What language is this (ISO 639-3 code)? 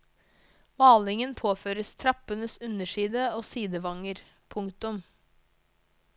nor